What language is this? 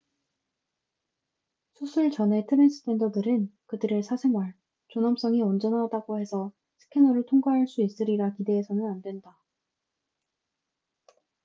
Korean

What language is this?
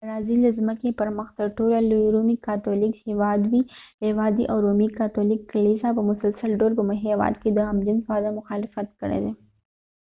Pashto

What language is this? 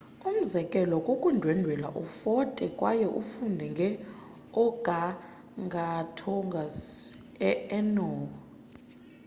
Xhosa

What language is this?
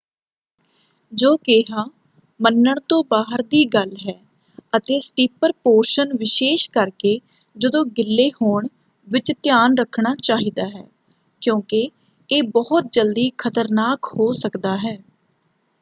Punjabi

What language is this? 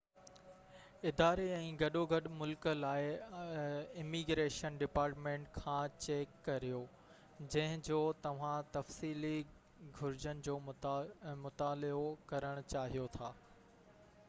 Sindhi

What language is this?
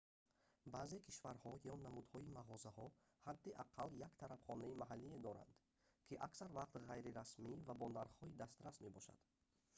Tajik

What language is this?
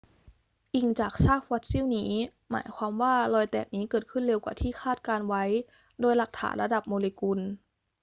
Thai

